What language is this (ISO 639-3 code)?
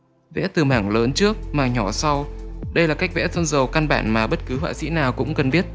vie